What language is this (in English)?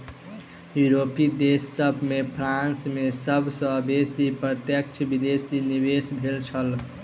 Maithili